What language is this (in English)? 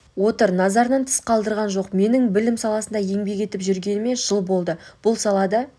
Kazakh